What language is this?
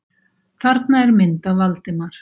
Icelandic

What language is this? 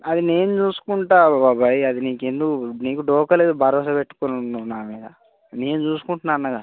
Telugu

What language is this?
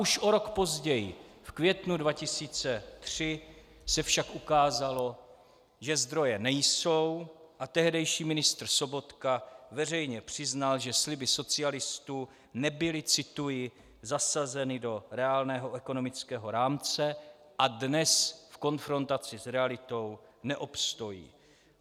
Czech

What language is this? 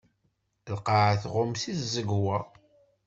Kabyle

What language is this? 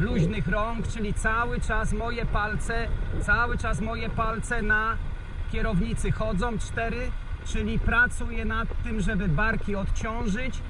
Polish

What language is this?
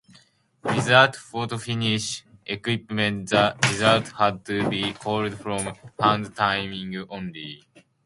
English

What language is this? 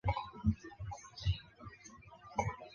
Chinese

